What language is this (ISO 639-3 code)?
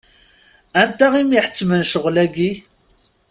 kab